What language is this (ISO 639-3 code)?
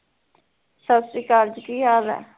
pan